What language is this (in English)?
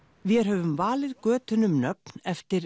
Icelandic